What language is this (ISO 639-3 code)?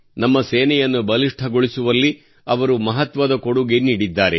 kan